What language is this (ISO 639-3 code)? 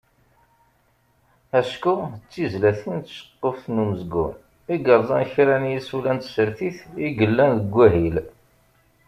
kab